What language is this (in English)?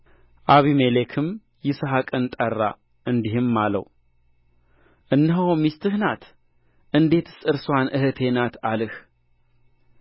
Amharic